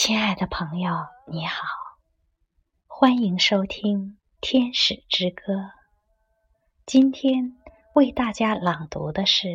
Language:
Chinese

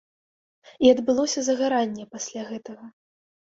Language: Belarusian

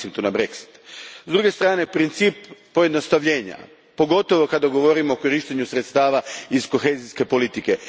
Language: Croatian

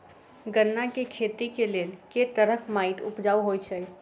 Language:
Maithili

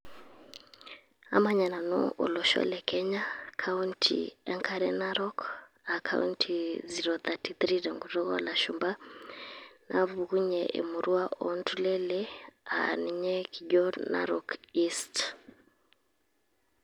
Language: Masai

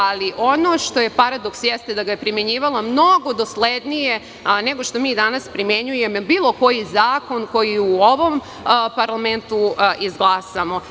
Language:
Serbian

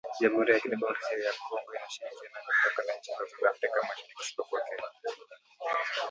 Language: Swahili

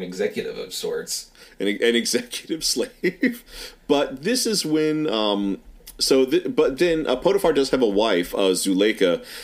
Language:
English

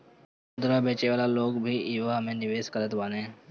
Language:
Bhojpuri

